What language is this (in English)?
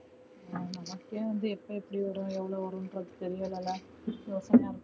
Tamil